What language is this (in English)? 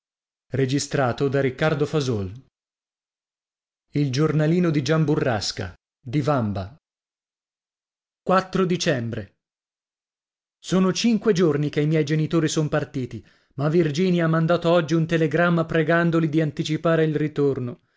Italian